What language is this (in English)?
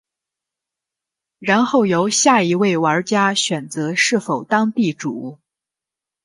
Chinese